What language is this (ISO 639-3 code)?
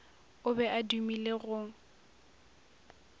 nso